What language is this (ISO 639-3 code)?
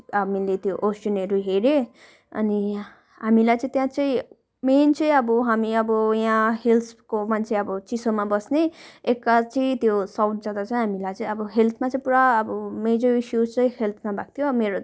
nep